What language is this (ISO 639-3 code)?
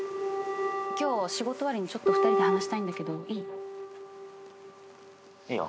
jpn